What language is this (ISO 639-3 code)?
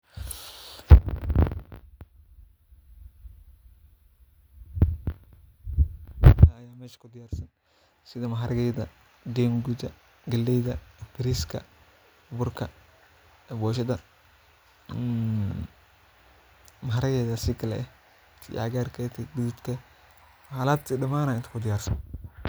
som